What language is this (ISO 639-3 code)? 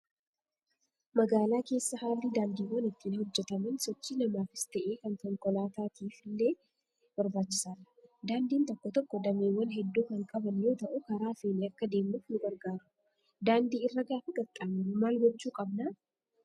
orm